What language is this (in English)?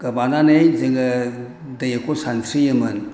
Bodo